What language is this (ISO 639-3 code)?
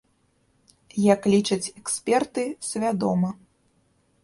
bel